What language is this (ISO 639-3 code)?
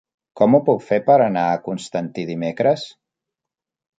cat